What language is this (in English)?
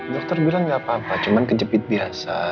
Indonesian